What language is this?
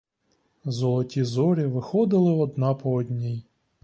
Ukrainian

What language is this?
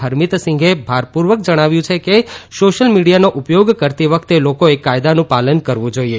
Gujarati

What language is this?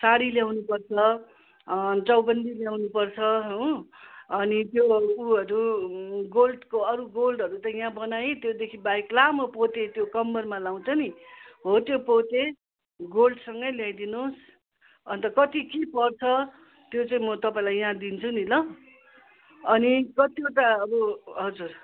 Nepali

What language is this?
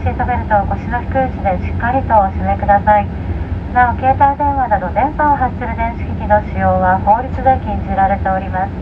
Japanese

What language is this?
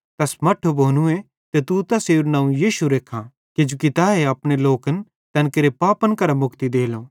Bhadrawahi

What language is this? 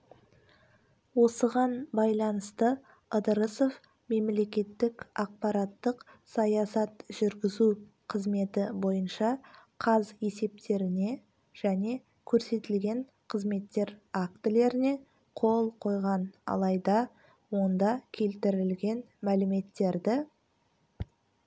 Kazakh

